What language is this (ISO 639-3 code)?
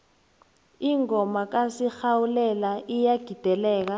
nbl